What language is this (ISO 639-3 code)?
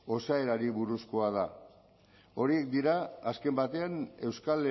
eus